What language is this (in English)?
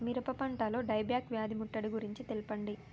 Telugu